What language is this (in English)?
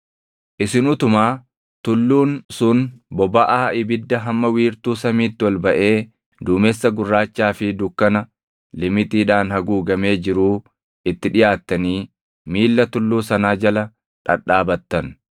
Oromo